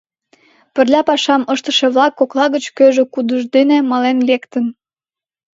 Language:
Mari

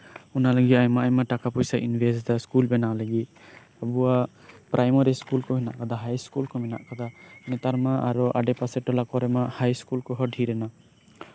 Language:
Santali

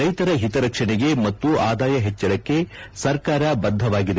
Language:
Kannada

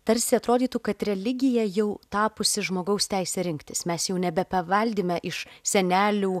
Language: Lithuanian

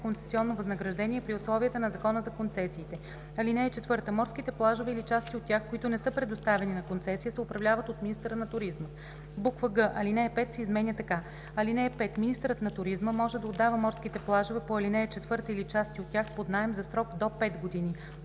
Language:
Bulgarian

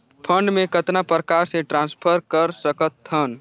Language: Chhattisgarhi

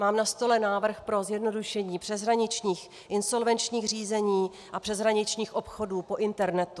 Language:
Czech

